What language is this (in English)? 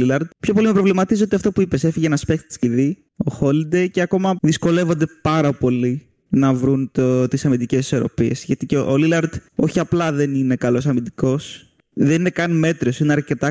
Greek